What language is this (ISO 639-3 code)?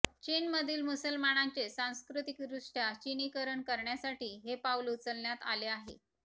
mar